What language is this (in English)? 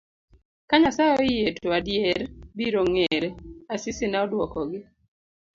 Luo (Kenya and Tanzania)